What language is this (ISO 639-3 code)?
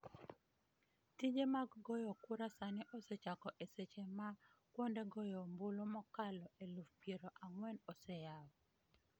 luo